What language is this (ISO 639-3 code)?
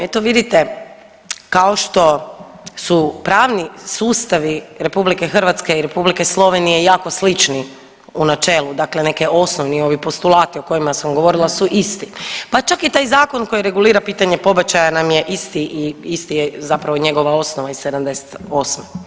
hrv